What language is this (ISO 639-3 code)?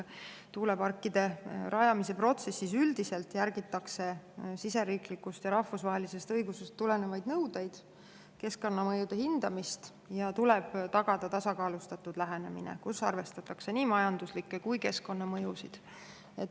est